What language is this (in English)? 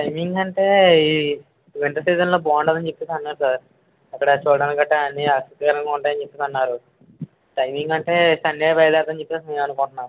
Telugu